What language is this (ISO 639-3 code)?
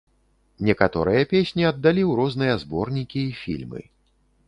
bel